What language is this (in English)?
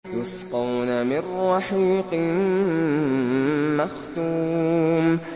Arabic